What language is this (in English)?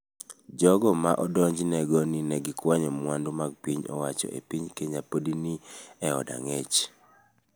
Luo (Kenya and Tanzania)